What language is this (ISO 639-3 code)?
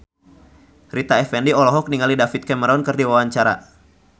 sun